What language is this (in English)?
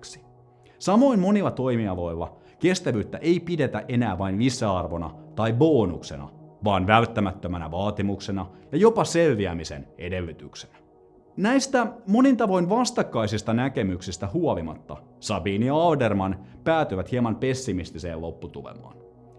Finnish